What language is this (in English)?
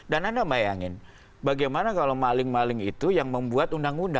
Indonesian